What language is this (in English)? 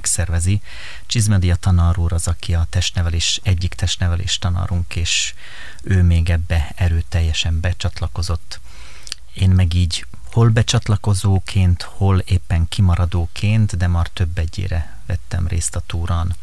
Hungarian